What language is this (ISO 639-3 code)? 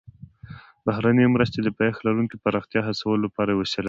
pus